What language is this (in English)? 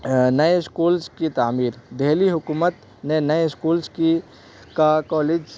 Urdu